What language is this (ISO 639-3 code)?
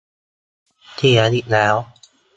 tha